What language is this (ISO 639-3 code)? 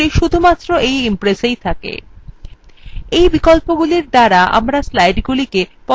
ben